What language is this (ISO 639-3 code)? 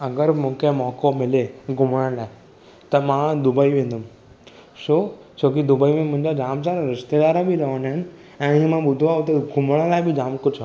snd